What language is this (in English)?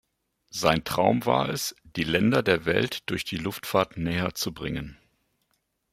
German